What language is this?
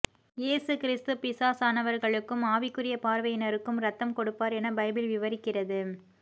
Tamil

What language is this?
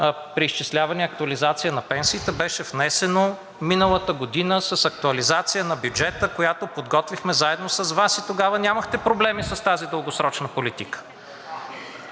Bulgarian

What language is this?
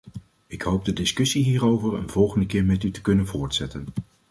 Dutch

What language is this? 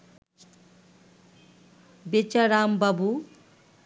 Bangla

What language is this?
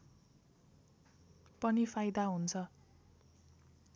Nepali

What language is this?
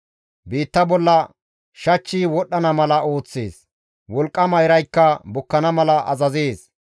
Gamo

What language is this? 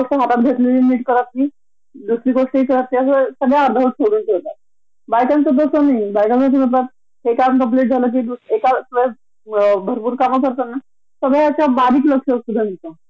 Marathi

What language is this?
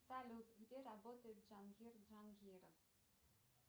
Russian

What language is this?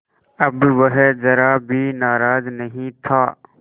Hindi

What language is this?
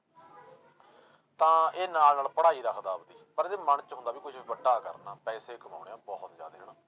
Punjabi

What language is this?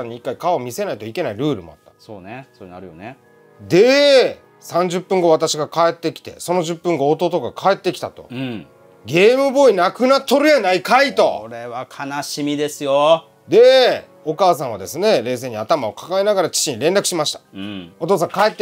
Japanese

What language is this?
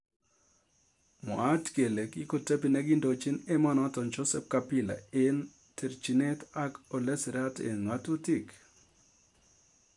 Kalenjin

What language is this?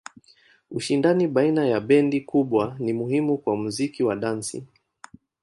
Swahili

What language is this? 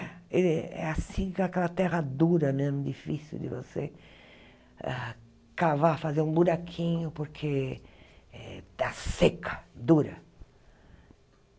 Portuguese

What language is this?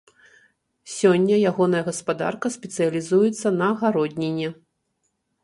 Belarusian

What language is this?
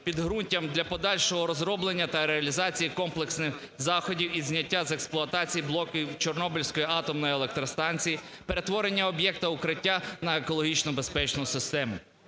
Ukrainian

